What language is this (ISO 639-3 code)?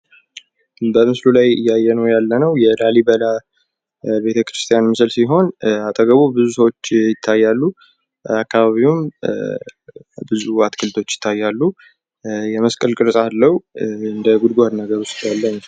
amh